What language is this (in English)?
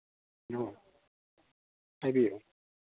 Manipuri